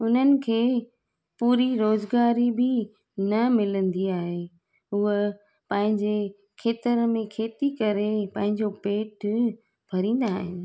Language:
Sindhi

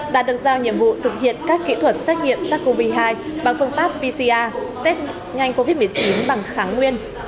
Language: Vietnamese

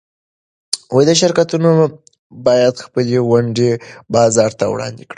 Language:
Pashto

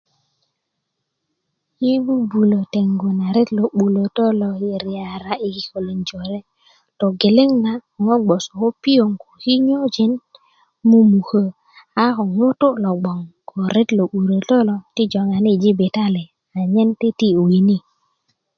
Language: Kuku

